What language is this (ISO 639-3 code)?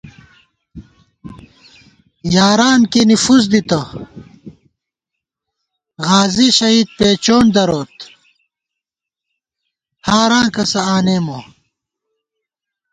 gwt